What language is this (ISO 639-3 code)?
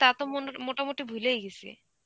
ben